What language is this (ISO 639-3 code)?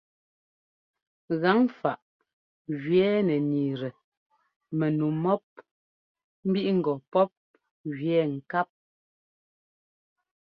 jgo